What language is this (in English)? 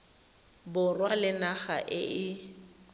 Tswana